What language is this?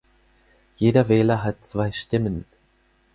German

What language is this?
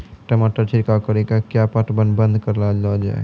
Maithili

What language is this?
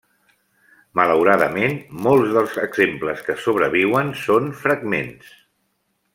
Catalan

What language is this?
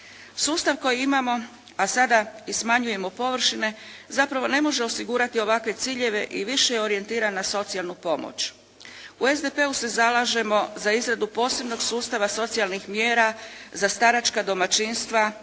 Croatian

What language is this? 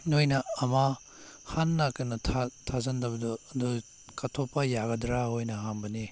Manipuri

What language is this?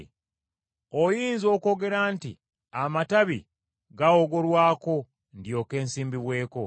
Ganda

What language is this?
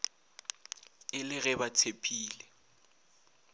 Northern Sotho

